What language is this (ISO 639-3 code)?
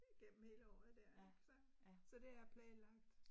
dan